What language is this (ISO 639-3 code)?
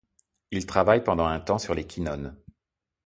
fra